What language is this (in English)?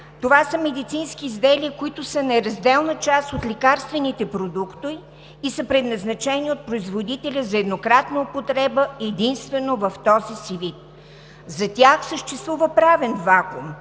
Bulgarian